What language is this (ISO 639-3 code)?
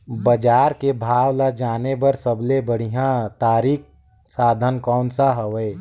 hne